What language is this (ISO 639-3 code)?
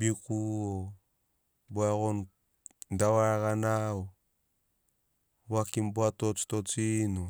snc